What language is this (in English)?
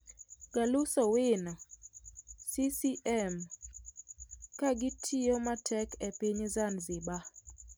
Luo (Kenya and Tanzania)